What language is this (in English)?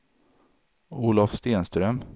Swedish